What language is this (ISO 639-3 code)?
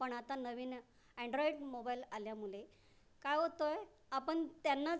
mar